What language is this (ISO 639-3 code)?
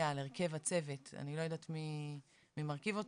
heb